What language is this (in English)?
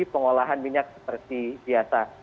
Indonesian